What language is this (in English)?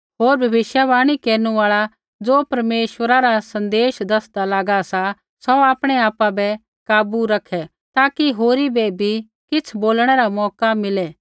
Kullu Pahari